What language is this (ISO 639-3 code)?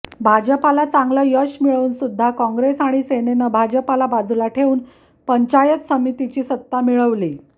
mar